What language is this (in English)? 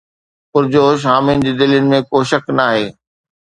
Sindhi